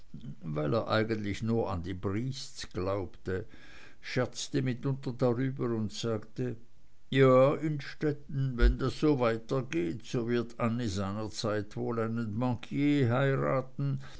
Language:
German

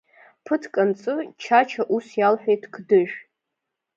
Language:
Abkhazian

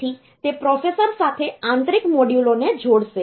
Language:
Gujarati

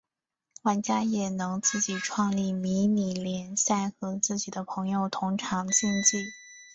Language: Chinese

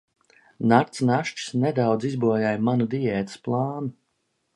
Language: Latvian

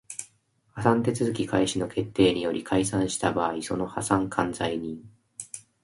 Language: Japanese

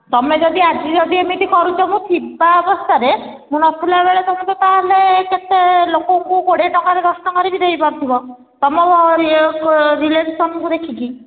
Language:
Odia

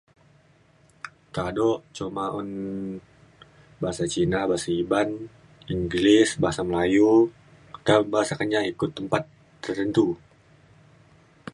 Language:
Mainstream Kenyah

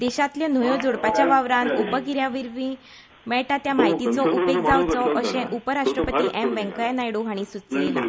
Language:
Konkani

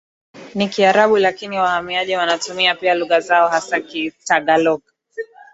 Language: Swahili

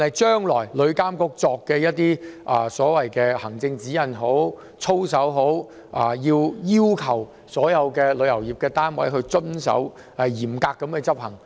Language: Cantonese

